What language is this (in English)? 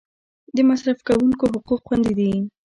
Pashto